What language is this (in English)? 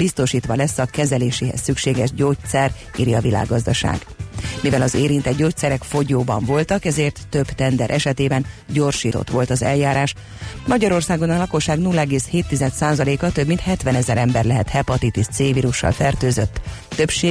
Hungarian